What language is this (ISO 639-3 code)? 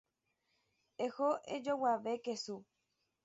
grn